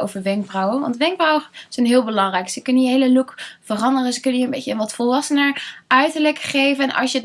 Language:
Dutch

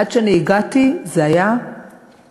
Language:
Hebrew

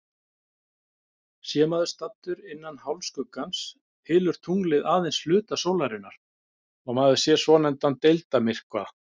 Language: Icelandic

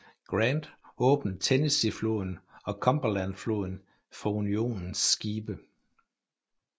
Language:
Danish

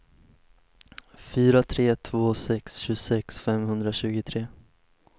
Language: Swedish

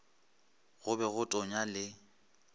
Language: Northern Sotho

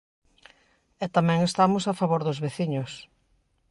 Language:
Galician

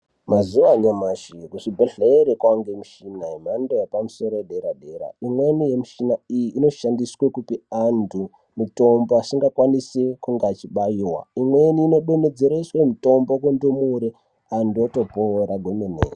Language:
Ndau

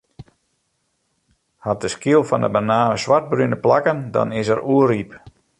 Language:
Western Frisian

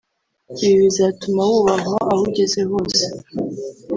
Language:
Kinyarwanda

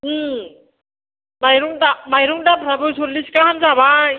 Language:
Bodo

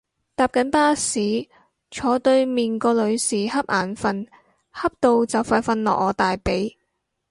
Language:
Cantonese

